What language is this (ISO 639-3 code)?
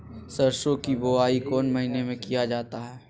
mag